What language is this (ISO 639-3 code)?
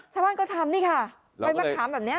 tha